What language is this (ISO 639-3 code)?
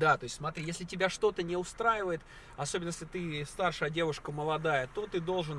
rus